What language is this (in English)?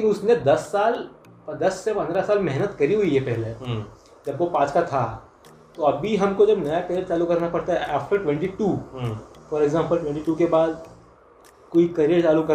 Hindi